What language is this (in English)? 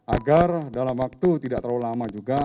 Indonesian